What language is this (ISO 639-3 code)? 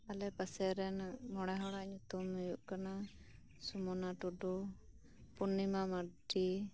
sat